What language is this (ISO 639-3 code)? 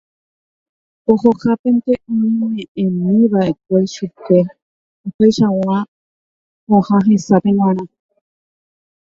grn